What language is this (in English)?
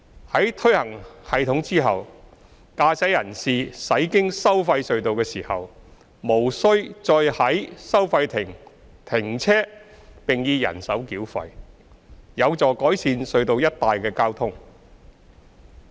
Cantonese